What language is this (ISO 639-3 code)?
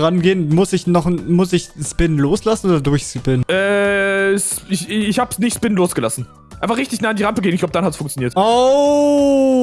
deu